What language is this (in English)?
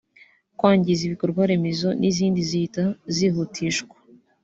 Kinyarwanda